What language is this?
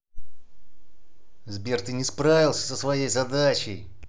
Russian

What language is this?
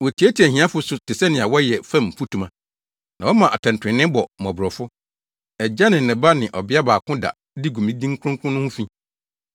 Akan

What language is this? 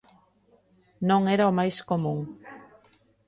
Galician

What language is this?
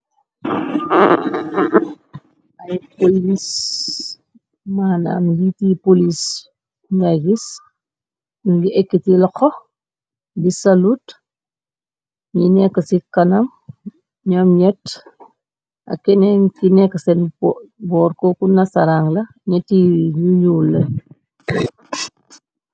Wolof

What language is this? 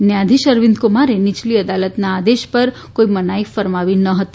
Gujarati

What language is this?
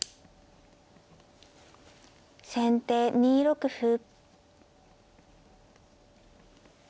Japanese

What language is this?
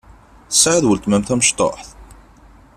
Kabyle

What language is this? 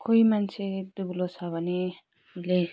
Nepali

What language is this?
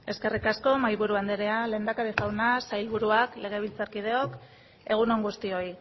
Basque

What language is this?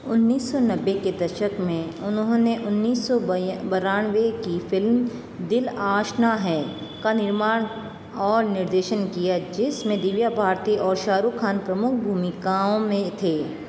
Hindi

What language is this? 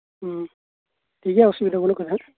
Santali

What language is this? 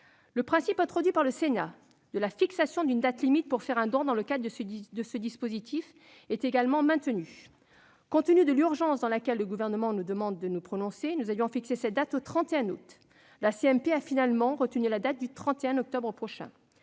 French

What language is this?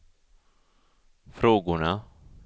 Swedish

